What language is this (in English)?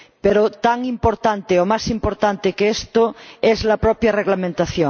Spanish